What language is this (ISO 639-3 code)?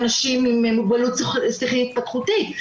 heb